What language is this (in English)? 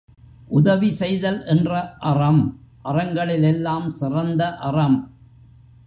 Tamil